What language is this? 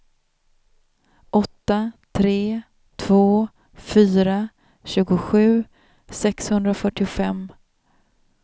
Swedish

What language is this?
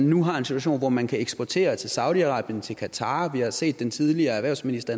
Danish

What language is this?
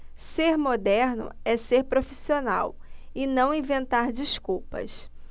Portuguese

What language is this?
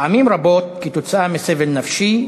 Hebrew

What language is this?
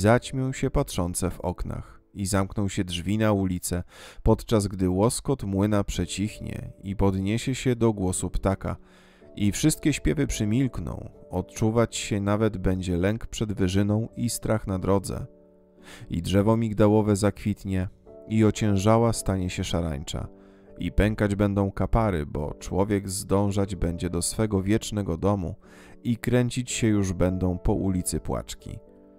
Polish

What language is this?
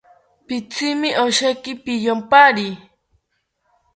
South Ucayali Ashéninka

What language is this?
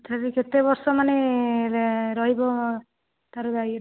Odia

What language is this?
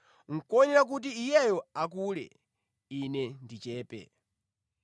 Nyanja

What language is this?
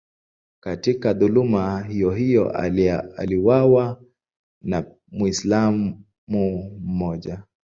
Swahili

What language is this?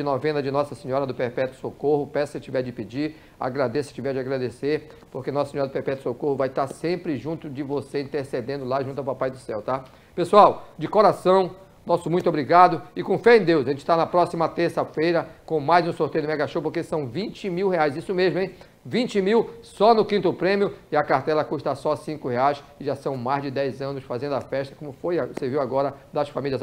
Portuguese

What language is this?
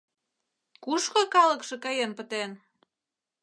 Mari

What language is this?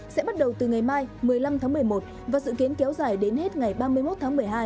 Vietnamese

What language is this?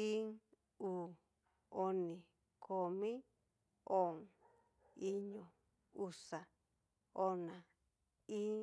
Cacaloxtepec Mixtec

